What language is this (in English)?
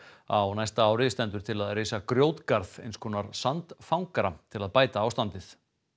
Icelandic